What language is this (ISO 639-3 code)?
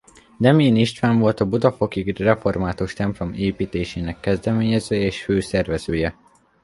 hun